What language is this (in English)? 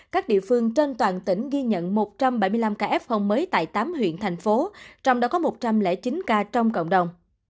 Vietnamese